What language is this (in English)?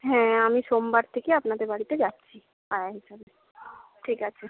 Bangla